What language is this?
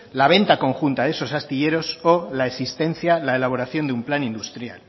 Spanish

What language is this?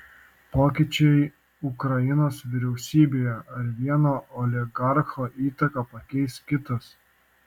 Lithuanian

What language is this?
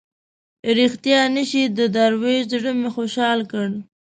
Pashto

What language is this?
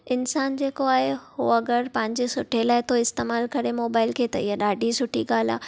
Sindhi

